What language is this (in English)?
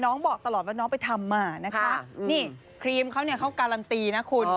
Thai